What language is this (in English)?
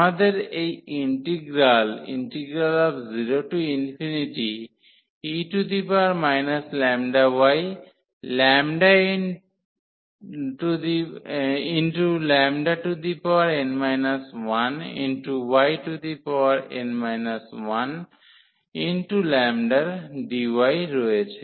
Bangla